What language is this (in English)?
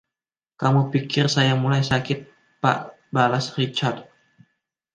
Indonesian